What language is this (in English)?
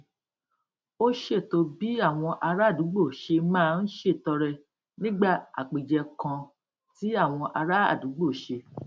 Yoruba